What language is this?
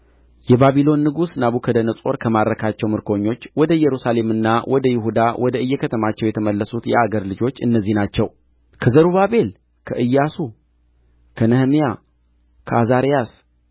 Amharic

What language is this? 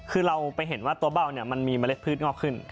Thai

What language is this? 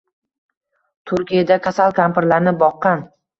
Uzbek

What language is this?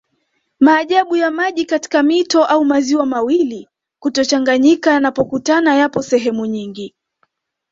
Swahili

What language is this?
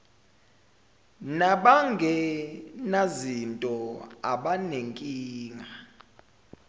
Zulu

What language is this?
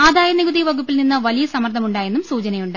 Malayalam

